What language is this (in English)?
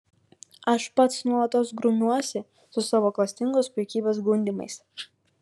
Lithuanian